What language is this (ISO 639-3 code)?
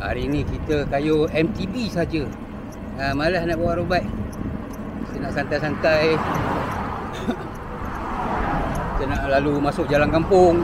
msa